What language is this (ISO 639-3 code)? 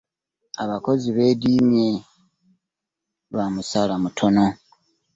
lug